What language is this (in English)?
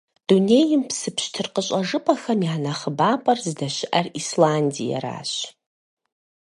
Kabardian